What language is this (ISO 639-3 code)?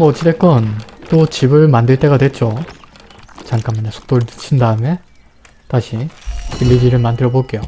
kor